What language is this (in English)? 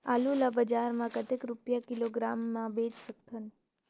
Chhattisgarhi